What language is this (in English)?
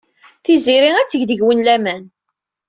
Kabyle